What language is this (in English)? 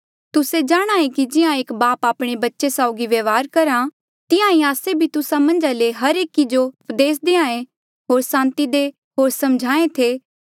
Mandeali